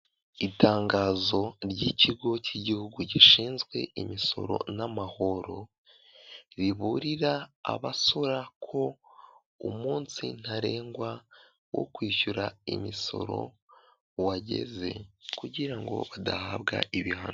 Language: Kinyarwanda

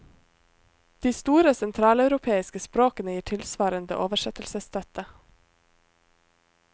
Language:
Norwegian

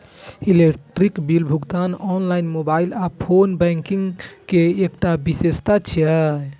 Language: Maithili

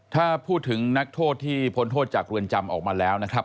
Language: Thai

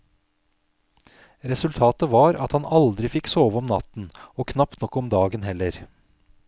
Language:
Norwegian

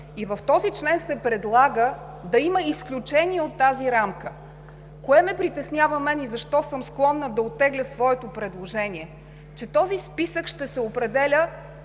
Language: Bulgarian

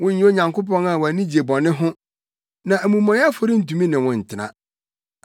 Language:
Akan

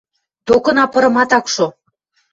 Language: Western Mari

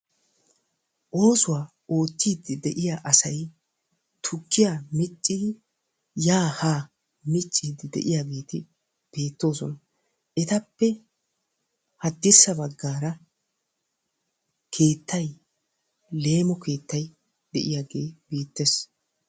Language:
Wolaytta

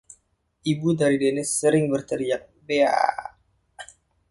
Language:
Indonesian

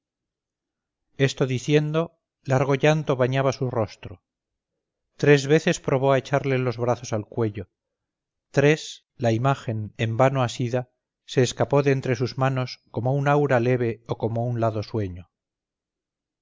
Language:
Spanish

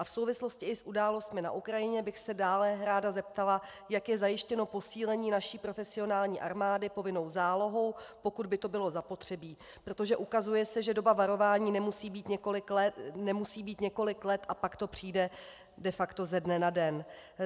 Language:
Czech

